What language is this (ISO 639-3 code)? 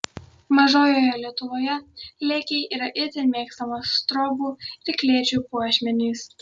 lit